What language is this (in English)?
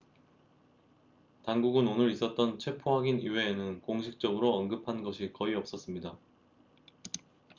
Korean